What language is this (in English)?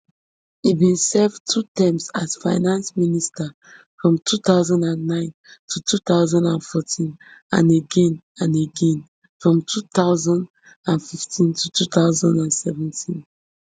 Nigerian Pidgin